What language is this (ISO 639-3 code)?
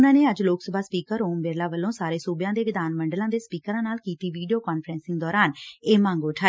pan